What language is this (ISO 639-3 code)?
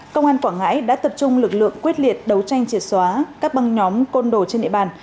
vie